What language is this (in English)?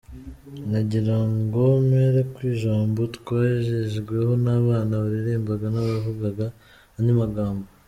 Kinyarwanda